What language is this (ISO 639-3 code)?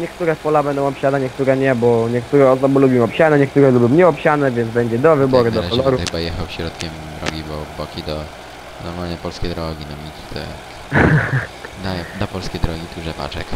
pol